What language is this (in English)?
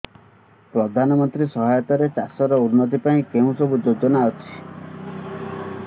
Odia